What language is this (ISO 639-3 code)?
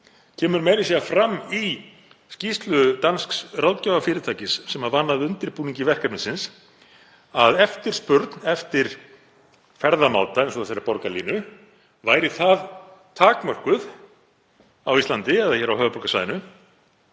isl